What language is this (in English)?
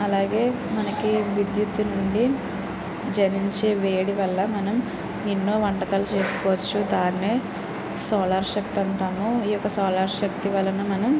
Telugu